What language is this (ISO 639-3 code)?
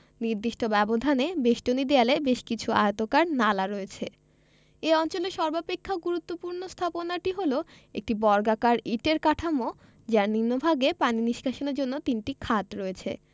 ben